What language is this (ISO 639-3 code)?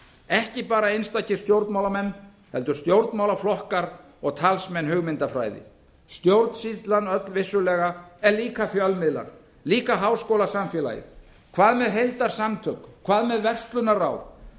isl